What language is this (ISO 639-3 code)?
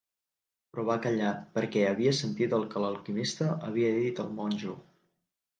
cat